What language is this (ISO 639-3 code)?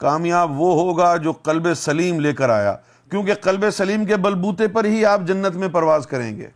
urd